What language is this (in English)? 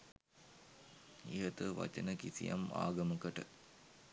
Sinhala